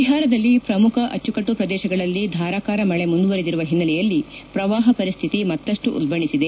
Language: Kannada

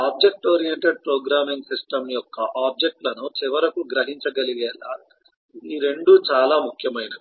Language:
Telugu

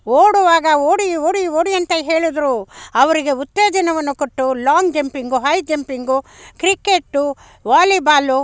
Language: Kannada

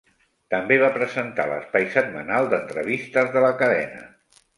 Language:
Catalan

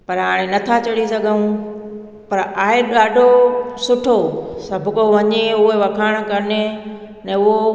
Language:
Sindhi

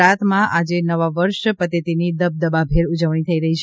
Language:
Gujarati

